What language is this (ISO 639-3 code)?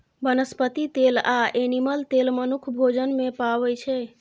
mai